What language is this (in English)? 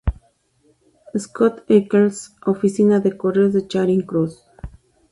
Spanish